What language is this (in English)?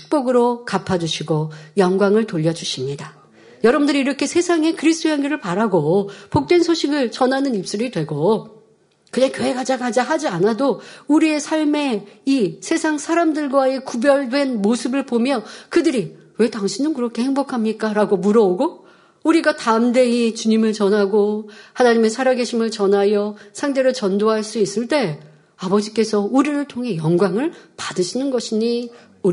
Korean